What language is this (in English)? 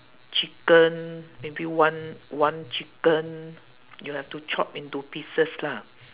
English